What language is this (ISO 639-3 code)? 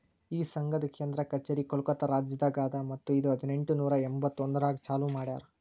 kan